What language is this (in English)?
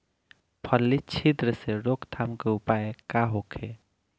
Bhojpuri